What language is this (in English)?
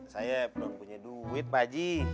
Indonesian